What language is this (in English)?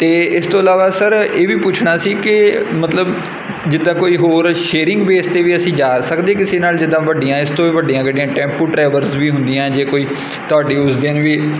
Punjabi